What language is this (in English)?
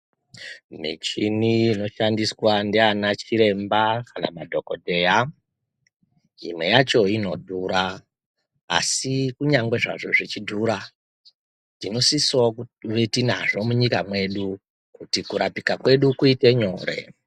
Ndau